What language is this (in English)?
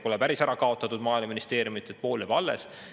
Estonian